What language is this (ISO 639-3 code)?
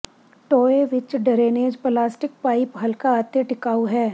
pan